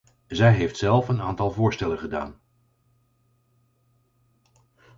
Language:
Dutch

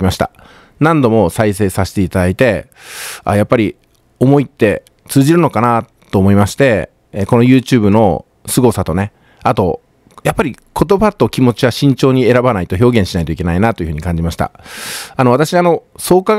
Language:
Japanese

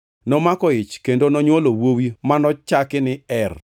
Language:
Luo (Kenya and Tanzania)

